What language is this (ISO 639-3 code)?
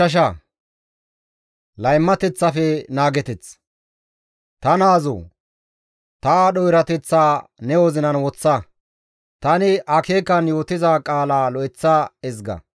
gmv